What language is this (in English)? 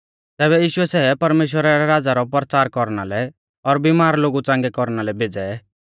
Mahasu Pahari